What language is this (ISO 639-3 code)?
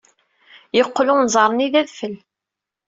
kab